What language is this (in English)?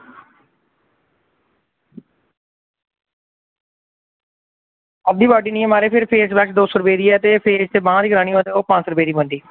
Dogri